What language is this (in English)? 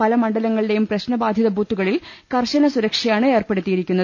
Malayalam